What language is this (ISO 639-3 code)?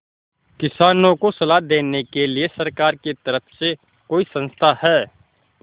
hin